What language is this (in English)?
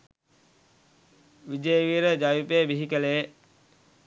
Sinhala